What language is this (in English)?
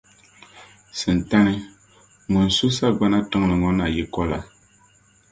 Dagbani